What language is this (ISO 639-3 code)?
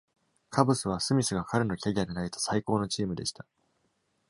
jpn